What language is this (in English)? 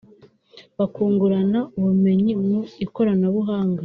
Kinyarwanda